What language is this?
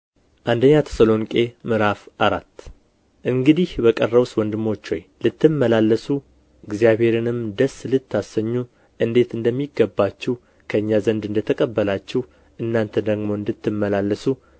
Amharic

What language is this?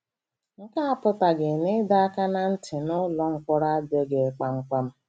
Igbo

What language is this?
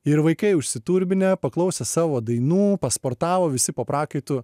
Lithuanian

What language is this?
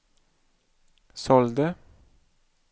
Swedish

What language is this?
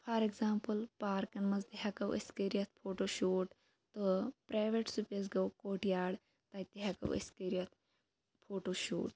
Kashmiri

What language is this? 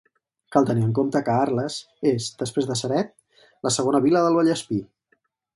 Catalan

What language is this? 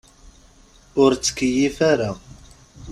Kabyle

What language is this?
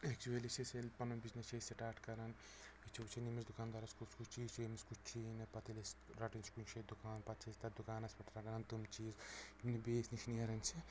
Kashmiri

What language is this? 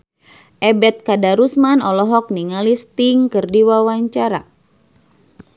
Sundanese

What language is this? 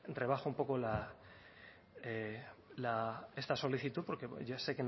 Spanish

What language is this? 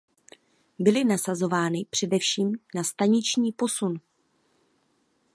Czech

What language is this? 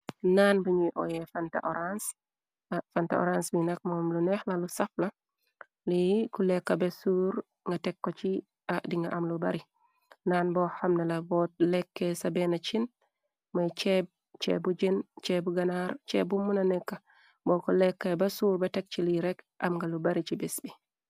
Wolof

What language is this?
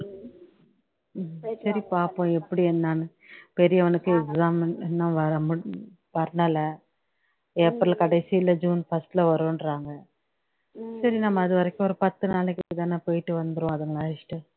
Tamil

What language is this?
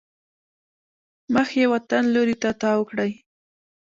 Pashto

